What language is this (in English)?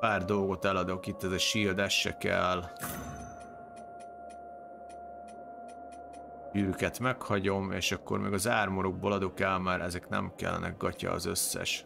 Hungarian